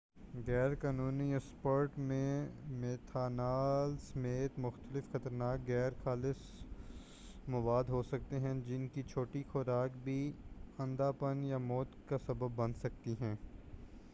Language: Urdu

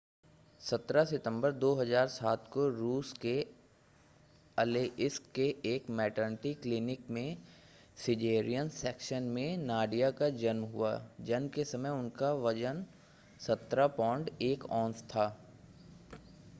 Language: Hindi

